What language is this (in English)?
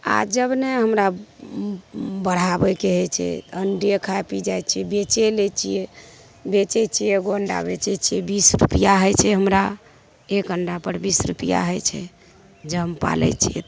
Maithili